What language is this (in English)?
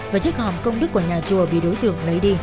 Vietnamese